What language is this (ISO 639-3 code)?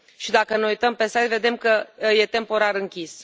ron